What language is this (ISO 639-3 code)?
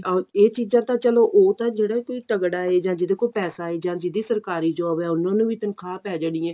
pan